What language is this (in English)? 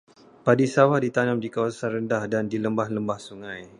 Malay